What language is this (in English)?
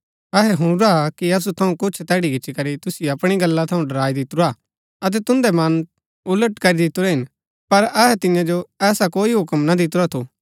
Gaddi